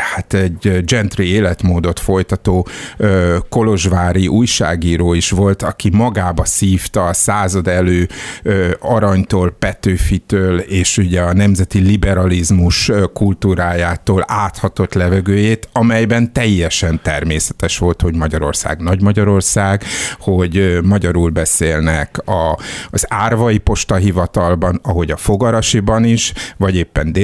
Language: Hungarian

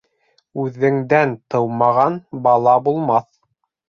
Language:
Bashkir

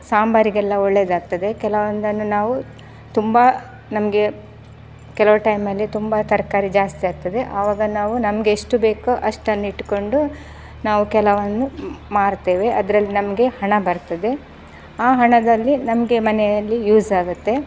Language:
Kannada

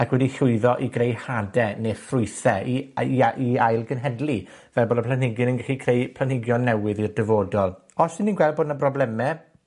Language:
Welsh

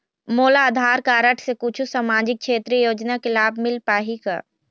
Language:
Chhattisgarhi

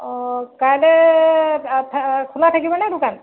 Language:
Assamese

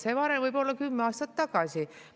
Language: Estonian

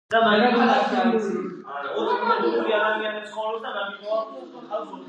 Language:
Georgian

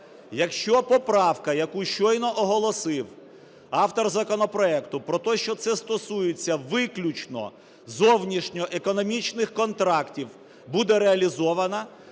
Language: Ukrainian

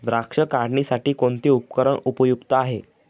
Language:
Marathi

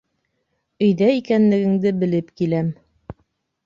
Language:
Bashkir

